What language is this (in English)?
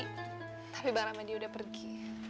Indonesian